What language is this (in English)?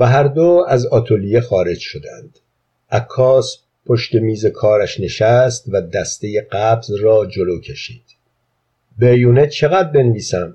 Persian